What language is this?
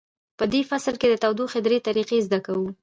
Pashto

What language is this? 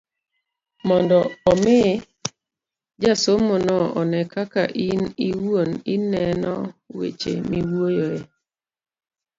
Luo (Kenya and Tanzania)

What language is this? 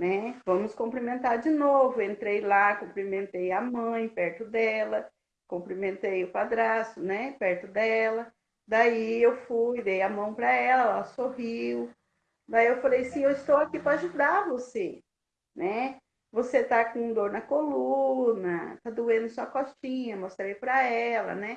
Portuguese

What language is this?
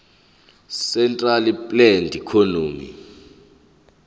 Zulu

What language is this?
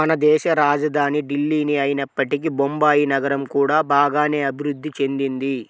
Telugu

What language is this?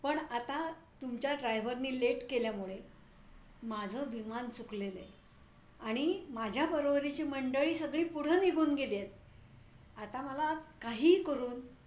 Marathi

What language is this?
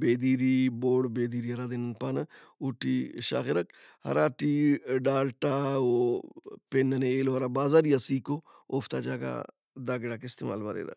Brahui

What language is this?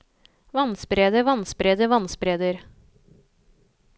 Norwegian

